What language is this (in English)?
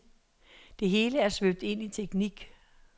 Danish